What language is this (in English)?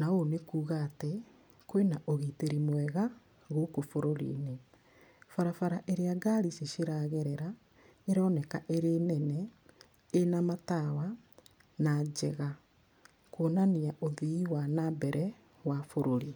Kikuyu